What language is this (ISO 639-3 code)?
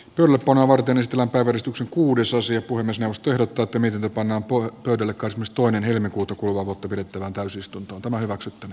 fin